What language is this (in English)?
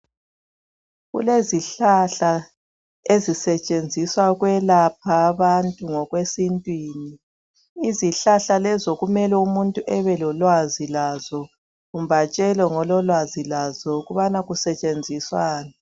North Ndebele